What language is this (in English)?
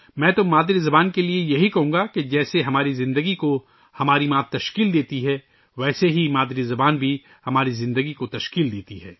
Urdu